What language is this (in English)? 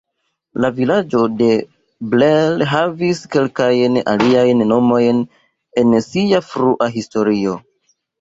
Esperanto